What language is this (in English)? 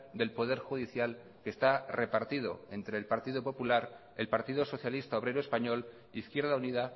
Spanish